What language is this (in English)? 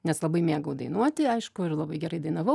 Lithuanian